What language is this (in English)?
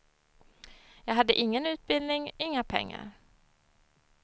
Swedish